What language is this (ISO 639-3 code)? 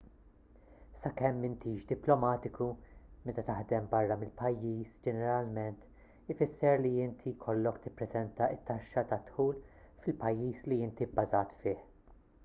mlt